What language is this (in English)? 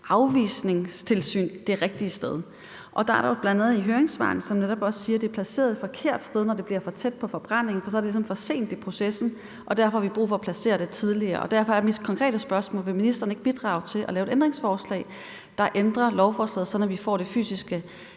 Danish